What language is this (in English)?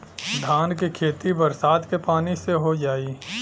Bhojpuri